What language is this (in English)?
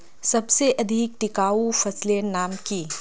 Magahi